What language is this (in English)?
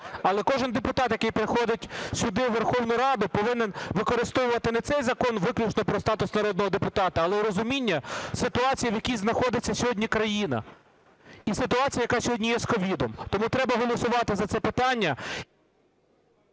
Ukrainian